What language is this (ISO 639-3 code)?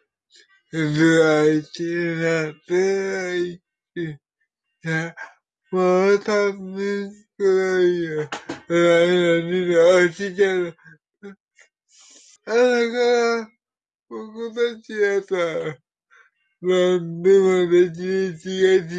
jpn